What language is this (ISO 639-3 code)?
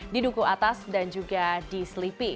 ind